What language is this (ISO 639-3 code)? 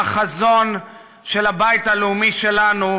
heb